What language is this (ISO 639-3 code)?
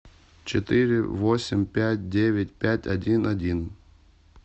rus